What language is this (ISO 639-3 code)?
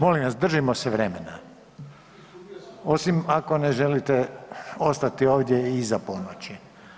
hrv